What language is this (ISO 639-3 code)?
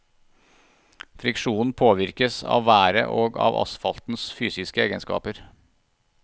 nor